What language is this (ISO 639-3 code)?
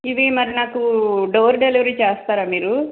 tel